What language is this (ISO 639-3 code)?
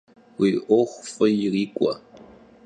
kbd